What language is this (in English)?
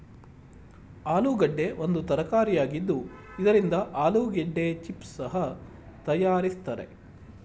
Kannada